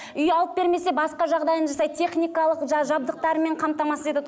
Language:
Kazakh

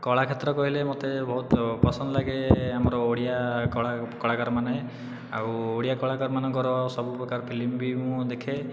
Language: Odia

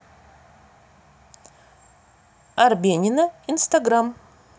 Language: Russian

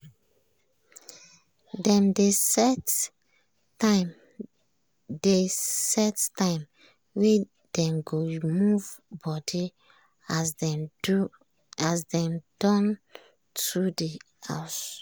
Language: Nigerian Pidgin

